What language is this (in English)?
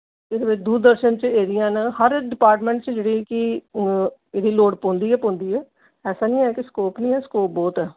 Dogri